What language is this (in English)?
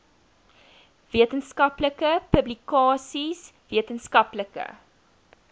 Afrikaans